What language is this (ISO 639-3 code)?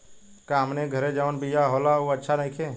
bho